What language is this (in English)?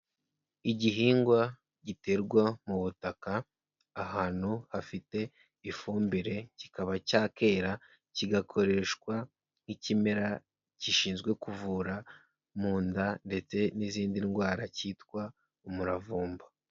Kinyarwanda